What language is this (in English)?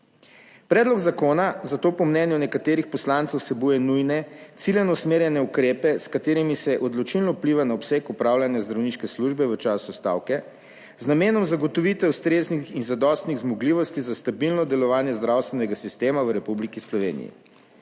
Slovenian